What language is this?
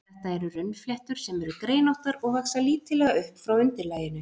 Icelandic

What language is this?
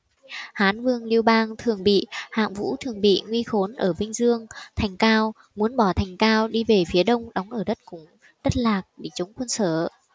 Vietnamese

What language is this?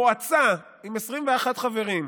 Hebrew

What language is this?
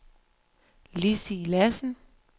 Danish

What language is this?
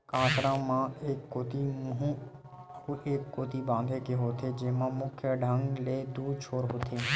Chhattisgarhi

